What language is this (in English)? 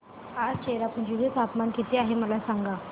Marathi